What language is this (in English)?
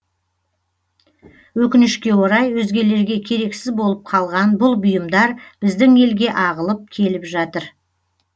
Kazakh